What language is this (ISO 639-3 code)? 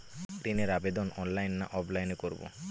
ben